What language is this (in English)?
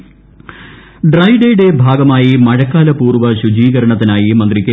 Malayalam